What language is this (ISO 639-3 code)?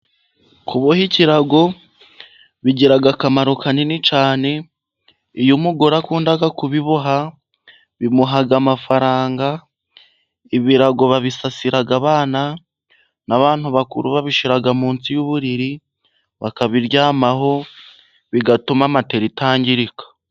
kin